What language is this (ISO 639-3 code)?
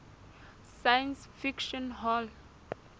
sot